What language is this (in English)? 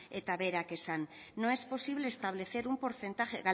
Basque